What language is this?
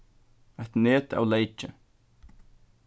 Faroese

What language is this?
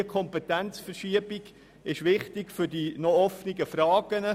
Swiss German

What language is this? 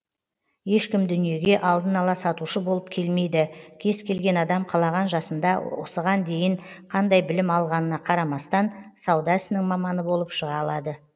Kazakh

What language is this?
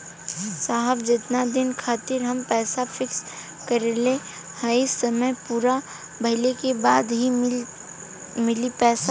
Bhojpuri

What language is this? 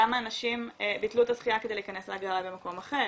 Hebrew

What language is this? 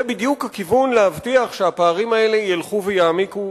Hebrew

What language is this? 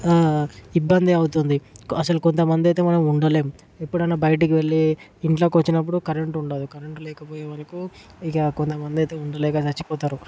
Telugu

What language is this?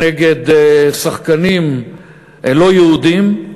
Hebrew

